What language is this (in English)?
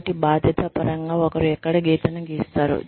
Telugu